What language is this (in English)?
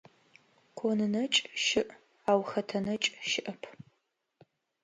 Adyghe